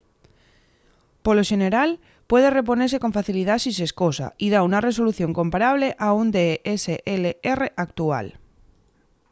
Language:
Asturian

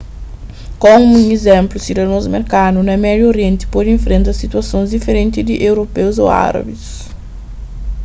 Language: Kabuverdianu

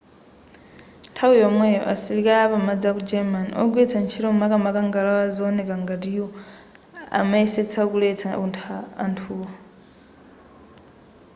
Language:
Nyanja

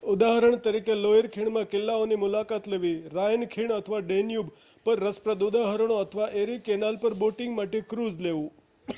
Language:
Gujarati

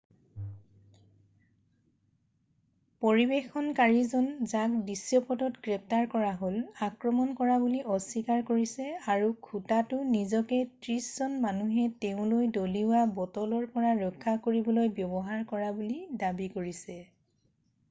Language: Assamese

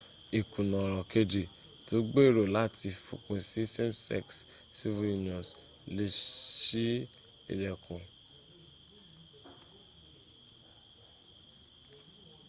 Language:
Yoruba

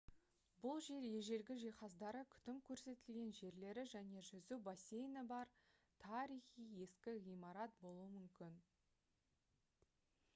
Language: Kazakh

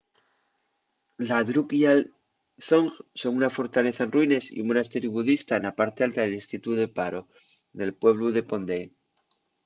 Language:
Asturian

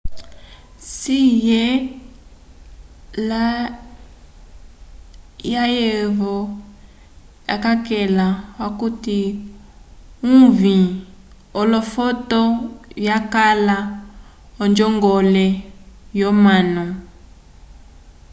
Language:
Umbundu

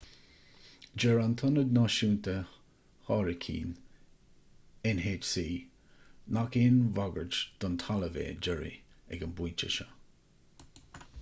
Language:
Irish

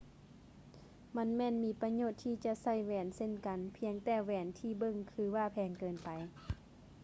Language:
Lao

